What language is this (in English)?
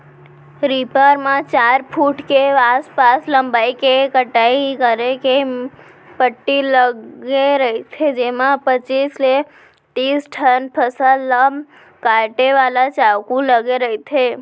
Chhattisgarhi